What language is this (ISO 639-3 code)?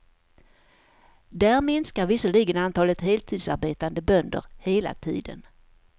swe